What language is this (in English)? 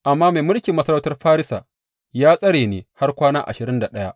Hausa